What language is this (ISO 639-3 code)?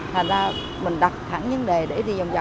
vie